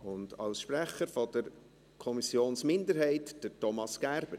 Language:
Swiss German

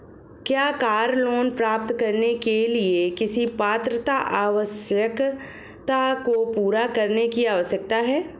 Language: Hindi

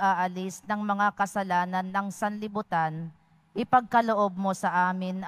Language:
Filipino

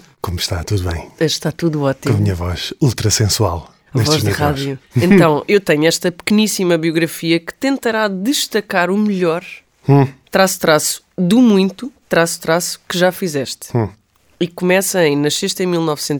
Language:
Portuguese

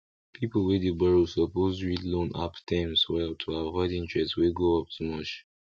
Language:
Nigerian Pidgin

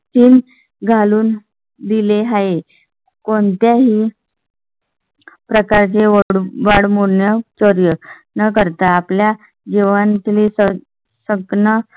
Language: Marathi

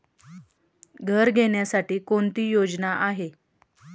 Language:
Marathi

